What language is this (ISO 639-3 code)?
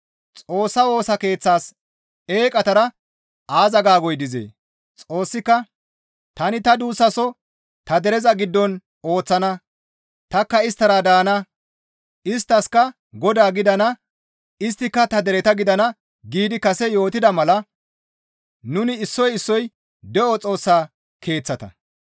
gmv